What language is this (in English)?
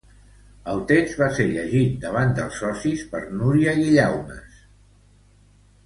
Catalan